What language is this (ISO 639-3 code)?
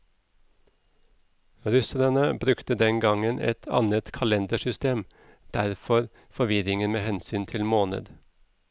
nor